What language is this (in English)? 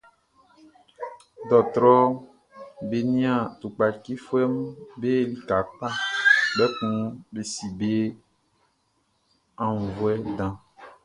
Baoulé